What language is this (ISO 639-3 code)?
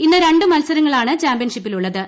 mal